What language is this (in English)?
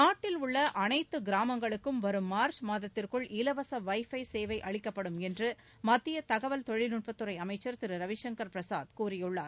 Tamil